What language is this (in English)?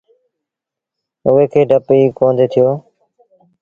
Sindhi Bhil